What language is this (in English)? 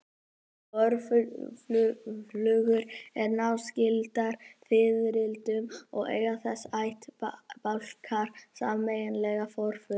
Icelandic